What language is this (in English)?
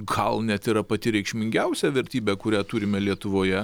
Lithuanian